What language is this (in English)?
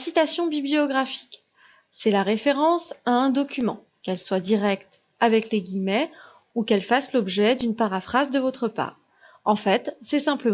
French